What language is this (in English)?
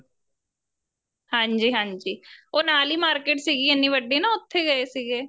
Punjabi